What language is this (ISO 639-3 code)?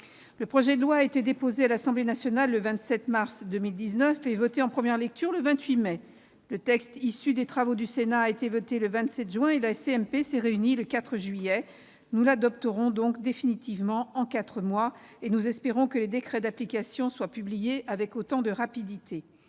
fra